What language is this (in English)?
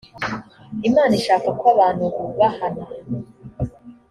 Kinyarwanda